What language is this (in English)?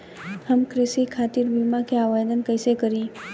Bhojpuri